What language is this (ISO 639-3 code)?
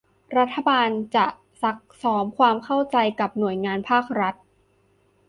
tha